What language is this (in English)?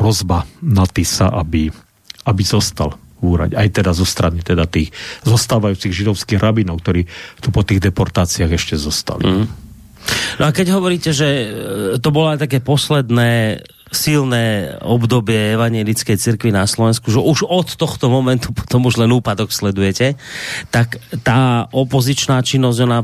Slovak